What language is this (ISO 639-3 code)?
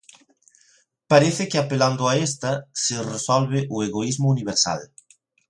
glg